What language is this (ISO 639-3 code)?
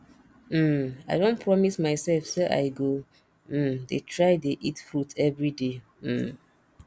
pcm